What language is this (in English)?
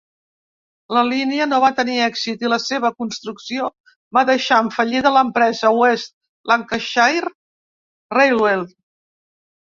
Catalan